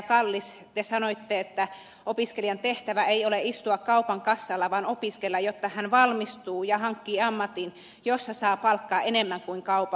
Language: Finnish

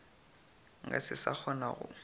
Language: Northern Sotho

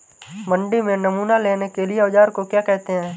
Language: Hindi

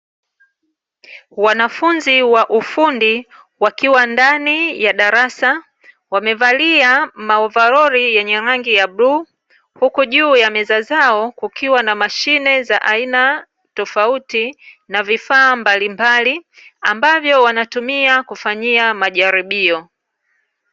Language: Swahili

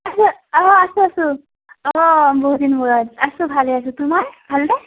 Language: Assamese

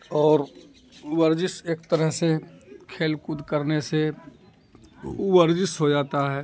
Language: Urdu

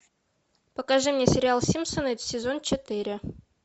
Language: Russian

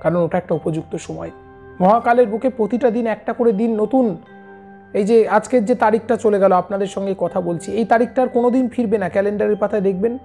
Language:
English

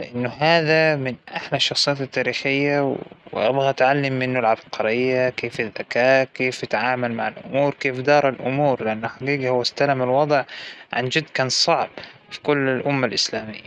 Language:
Hijazi Arabic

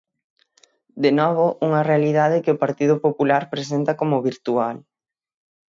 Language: Galician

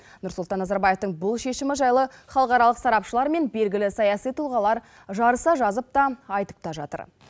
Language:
Kazakh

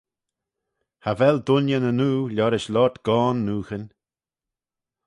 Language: Manx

